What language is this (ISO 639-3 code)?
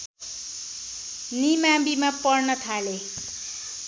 nep